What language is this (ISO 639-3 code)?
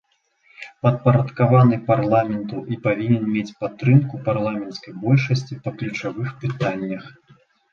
bel